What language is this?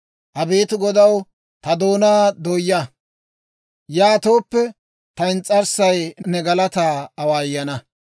Dawro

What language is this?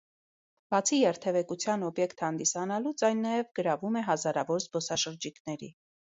Armenian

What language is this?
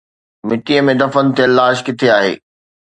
Sindhi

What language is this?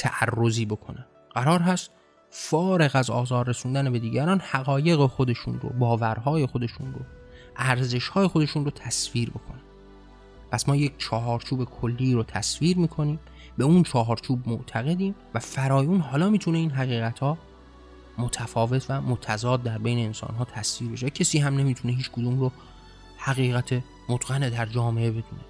Persian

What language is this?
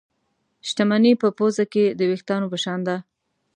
Pashto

